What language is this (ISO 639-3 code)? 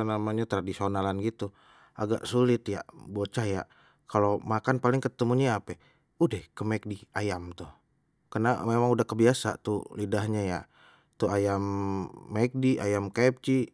bew